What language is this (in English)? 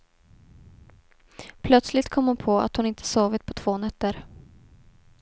Swedish